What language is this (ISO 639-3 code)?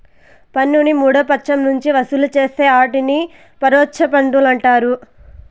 tel